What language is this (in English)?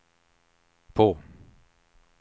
Swedish